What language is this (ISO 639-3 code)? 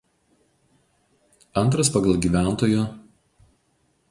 lit